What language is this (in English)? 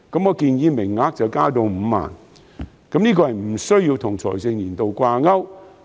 Cantonese